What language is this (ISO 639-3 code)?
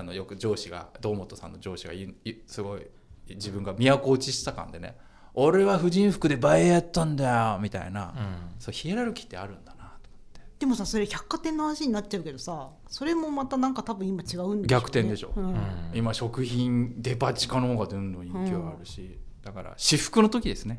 jpn